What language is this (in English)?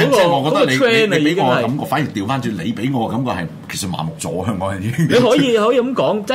Chinese